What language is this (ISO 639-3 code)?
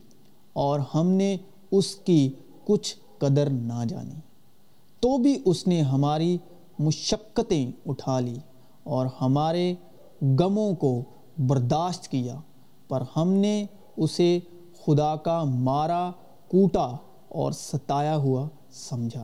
urd